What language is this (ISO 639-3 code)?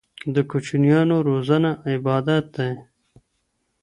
pus